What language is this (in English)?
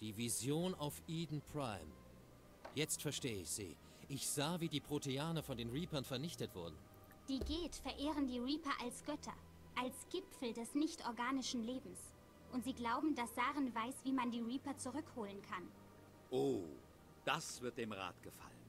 German